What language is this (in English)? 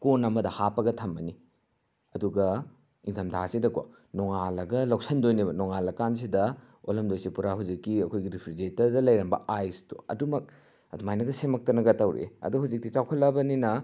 Manipuri